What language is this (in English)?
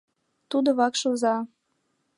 Mari